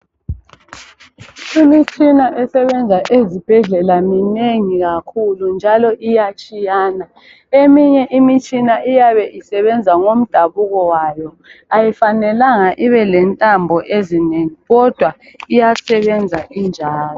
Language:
North Ndebele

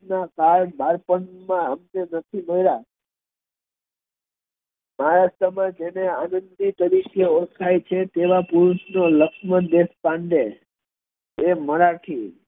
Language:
Gujarati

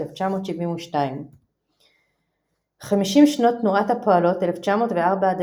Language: Hebrew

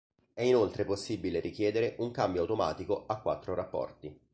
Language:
Italian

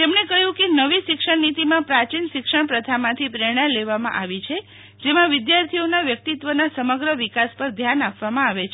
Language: Gujarati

